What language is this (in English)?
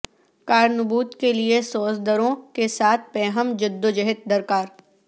Urdu